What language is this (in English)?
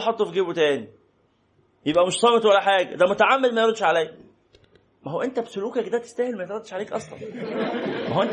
Arabic